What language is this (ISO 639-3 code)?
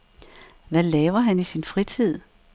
dan